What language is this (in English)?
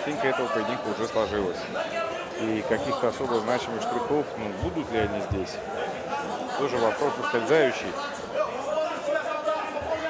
Russian